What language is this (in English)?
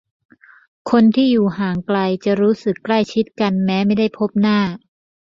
Thai